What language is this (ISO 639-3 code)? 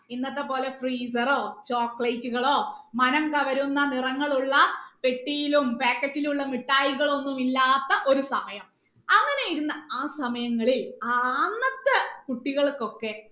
mal